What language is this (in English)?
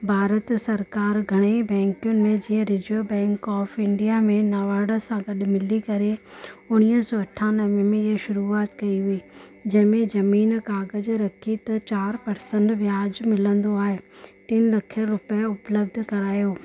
Sindhi